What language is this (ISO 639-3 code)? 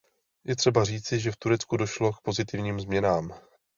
ces